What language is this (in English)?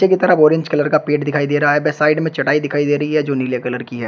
Hindi